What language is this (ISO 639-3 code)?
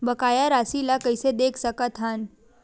hne